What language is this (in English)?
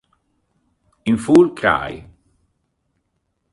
Italian